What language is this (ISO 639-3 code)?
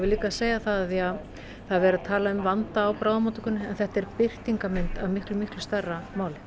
isl